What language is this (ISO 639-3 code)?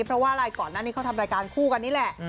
tha